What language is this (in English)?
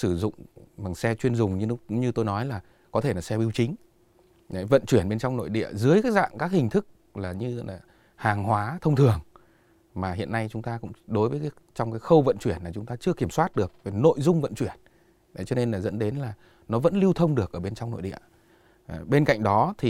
Vietnamese